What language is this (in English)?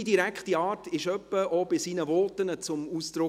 Swiss German